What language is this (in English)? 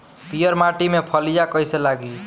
Bhojpuri